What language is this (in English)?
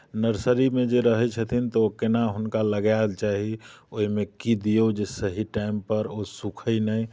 Maithili